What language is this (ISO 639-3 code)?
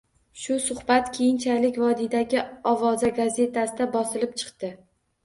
uzb